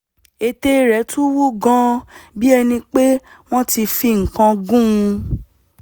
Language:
Yoruba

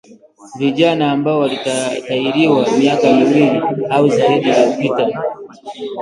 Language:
Swahili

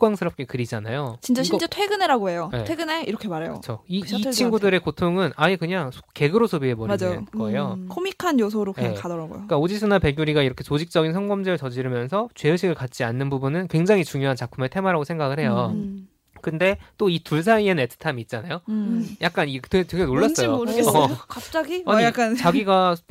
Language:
Korean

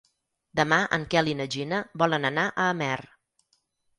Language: Catalan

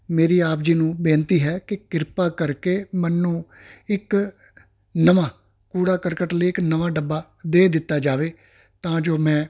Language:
Punjabi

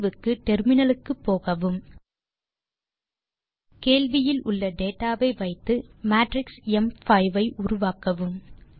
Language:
Tamil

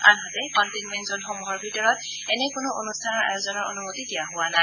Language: Assamese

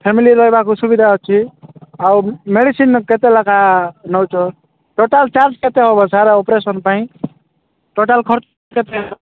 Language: Odia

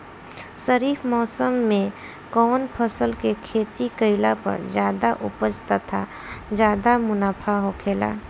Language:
Bhojpuri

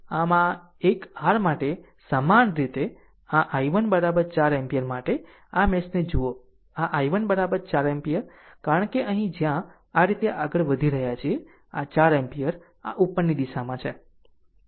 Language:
Gujarati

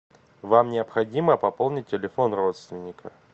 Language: Russian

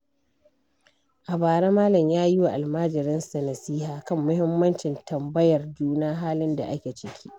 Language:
Hausa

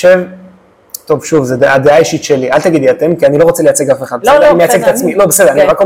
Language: Hebrew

